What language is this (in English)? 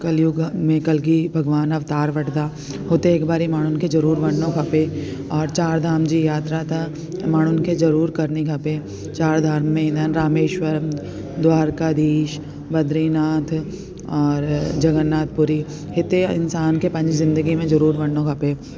Sindhi